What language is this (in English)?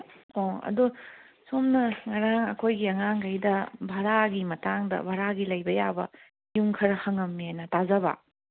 Manipuri